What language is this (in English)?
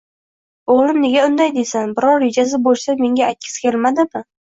Uzbek